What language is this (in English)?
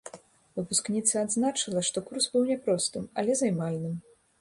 Belarusian